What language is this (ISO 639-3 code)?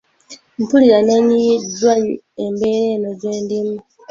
lug